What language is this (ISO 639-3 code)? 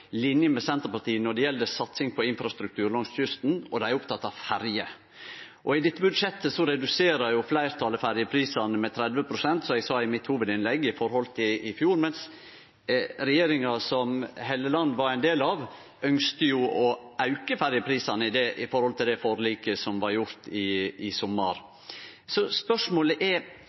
nno